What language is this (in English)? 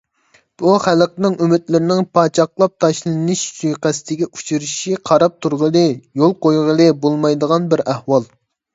Uyghur